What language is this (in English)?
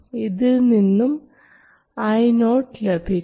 Malayalam